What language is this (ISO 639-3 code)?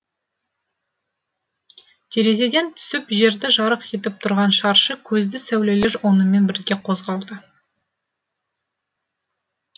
kaz